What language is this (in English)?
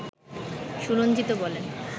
Bangla